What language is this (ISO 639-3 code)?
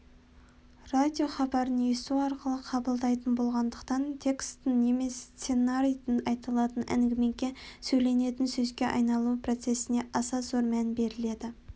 kaz